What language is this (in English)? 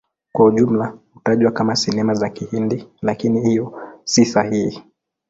Swahili